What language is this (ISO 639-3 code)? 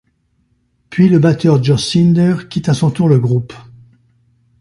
fra